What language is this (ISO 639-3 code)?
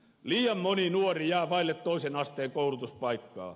fin